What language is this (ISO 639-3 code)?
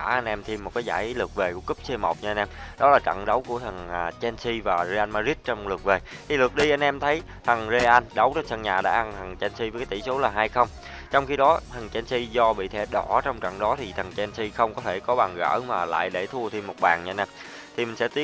vie